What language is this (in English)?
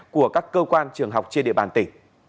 Vietnamese